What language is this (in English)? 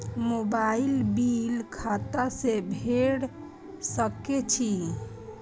Maithili